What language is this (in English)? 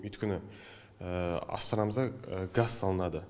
Kazakh